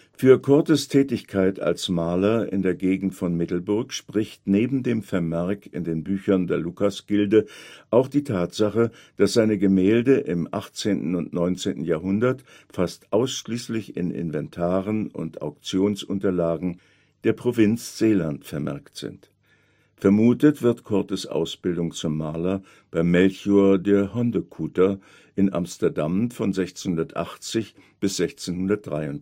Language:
German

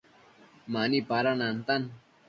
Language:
Matsés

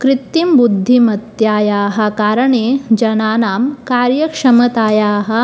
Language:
Sanskrit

